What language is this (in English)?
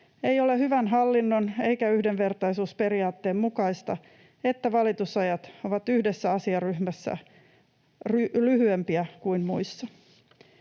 Finnish